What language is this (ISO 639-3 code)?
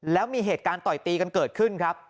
tha